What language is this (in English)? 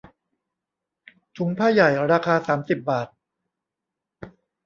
Thai